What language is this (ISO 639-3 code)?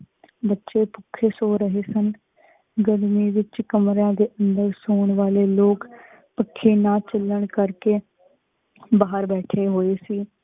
pan